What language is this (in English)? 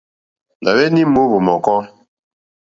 Mokpwe